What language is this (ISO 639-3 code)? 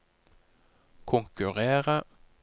nor